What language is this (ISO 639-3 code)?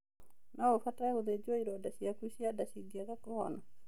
kik